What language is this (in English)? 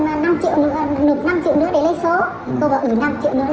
Vietnamese